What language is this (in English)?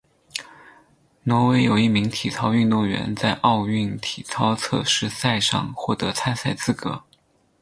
Chinese